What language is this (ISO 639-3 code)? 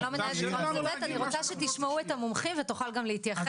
heb